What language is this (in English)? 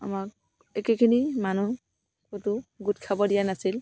Assamese